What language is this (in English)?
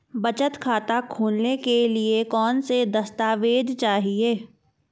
Hindi